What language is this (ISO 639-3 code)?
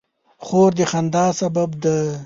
pus